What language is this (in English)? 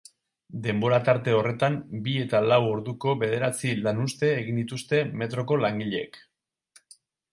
Basque